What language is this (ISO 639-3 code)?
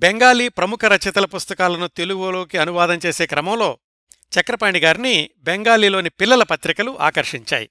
tel